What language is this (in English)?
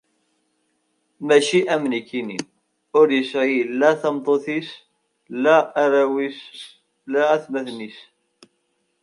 Kabyle